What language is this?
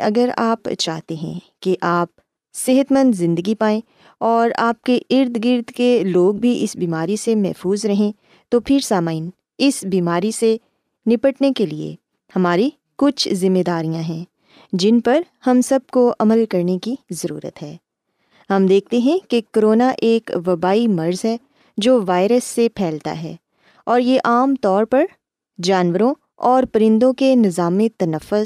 Urdu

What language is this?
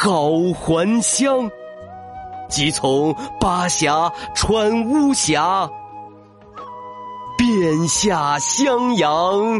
Chinese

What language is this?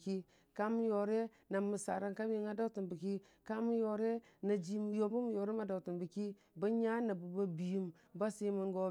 Dijim-Bwilim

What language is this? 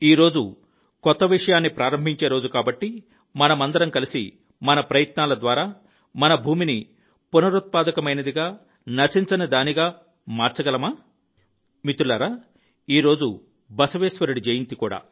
Telugu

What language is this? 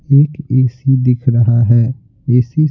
Hindi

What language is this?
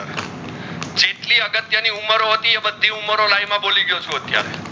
Gujarati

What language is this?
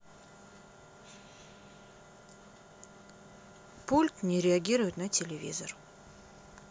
Russian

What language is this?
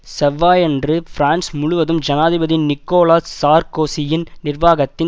Tamil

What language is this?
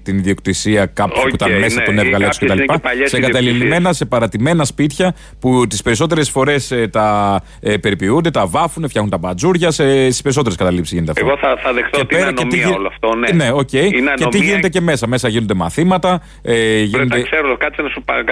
Greek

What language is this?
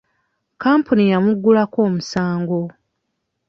Ganda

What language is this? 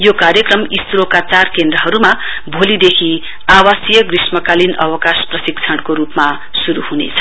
Nepali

